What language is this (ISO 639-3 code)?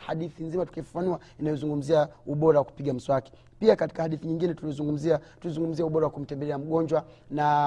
swa